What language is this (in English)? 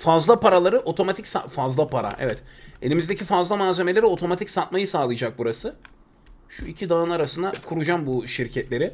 Turkish